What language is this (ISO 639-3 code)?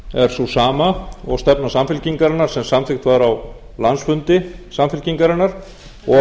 isl